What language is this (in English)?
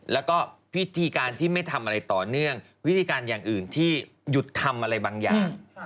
Thai